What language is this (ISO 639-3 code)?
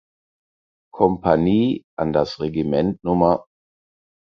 deu